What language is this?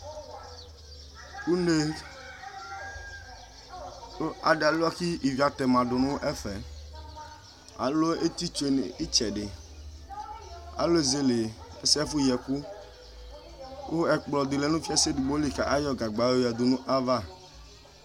Ikposo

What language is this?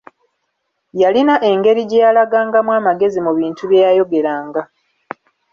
Ganda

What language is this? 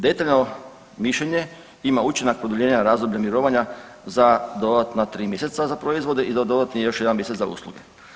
Croatian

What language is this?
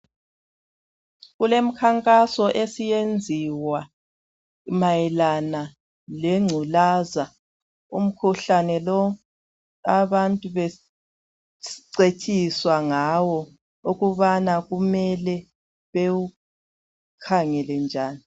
North Ndebele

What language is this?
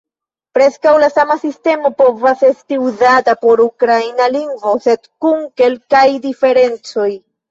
Esperanto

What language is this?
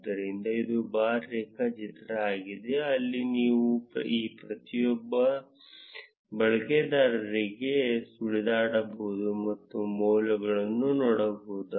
Kannada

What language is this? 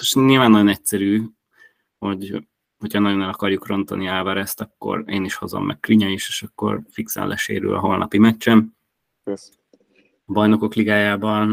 Hungarian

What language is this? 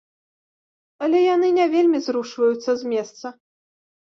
Belarusian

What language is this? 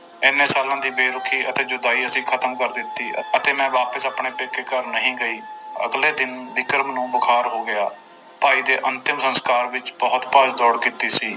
Punjabi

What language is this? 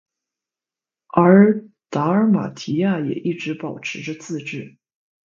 Chinese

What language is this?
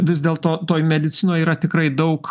Lithuanian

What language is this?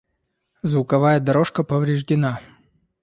Russian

